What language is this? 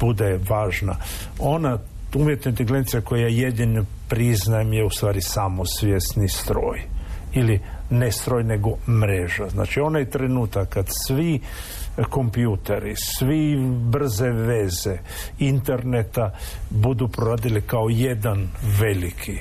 Croatian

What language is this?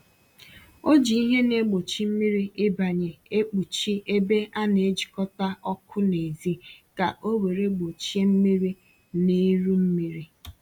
Igbo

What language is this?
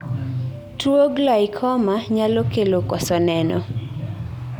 Luo (Kenya and Tanzania)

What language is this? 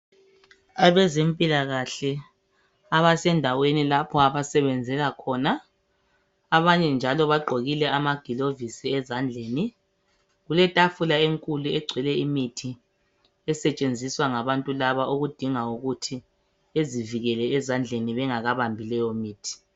North Ndebele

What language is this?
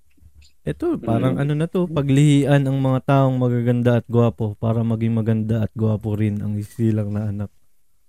Filipino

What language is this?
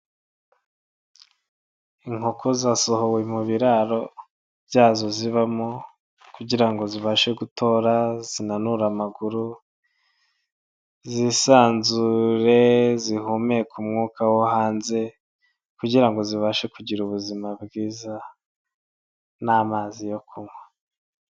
Kinyarwanda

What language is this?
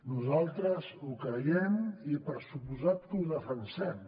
Catalan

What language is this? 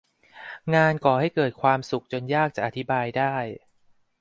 Thai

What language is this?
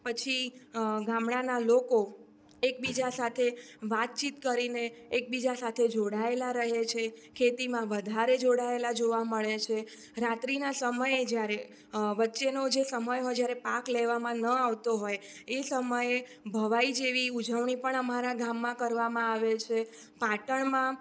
Gujarati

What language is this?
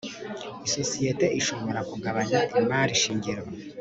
Kinyarwanda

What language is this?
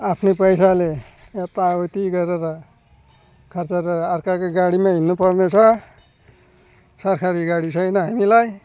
Nepali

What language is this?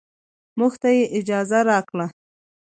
Pashto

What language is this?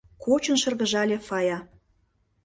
Mari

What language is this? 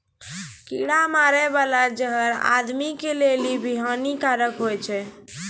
Maithili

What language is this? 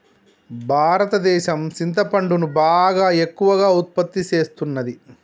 Telugu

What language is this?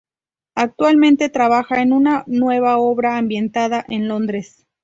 Spanish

